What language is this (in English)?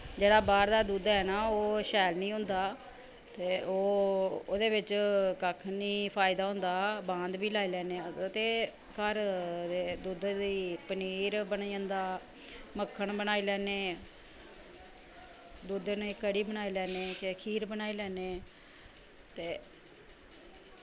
Dogri